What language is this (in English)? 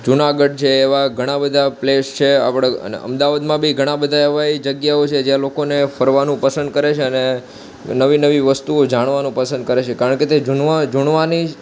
Gujarati